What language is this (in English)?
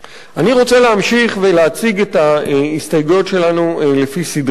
Hebrew